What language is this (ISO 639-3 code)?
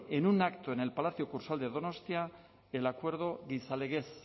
spa